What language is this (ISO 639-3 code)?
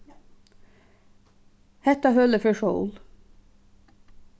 fao